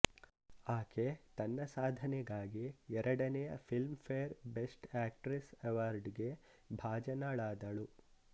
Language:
Kannada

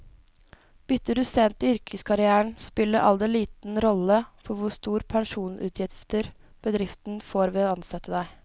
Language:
Norwegian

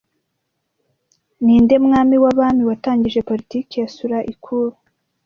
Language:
Kinyarwanda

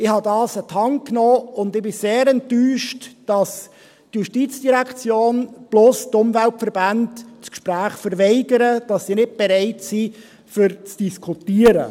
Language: Swiss German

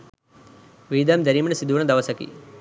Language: Sinhala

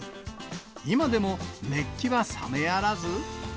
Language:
Japanese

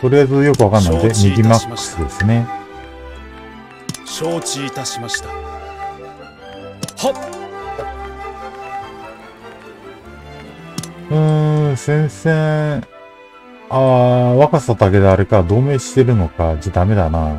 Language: Japanese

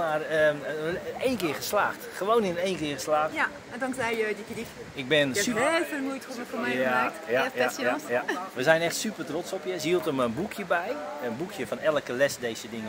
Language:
Dutch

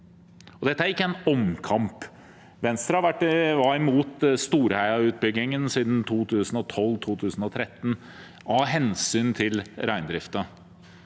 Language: Norwegian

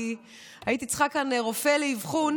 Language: Hebrew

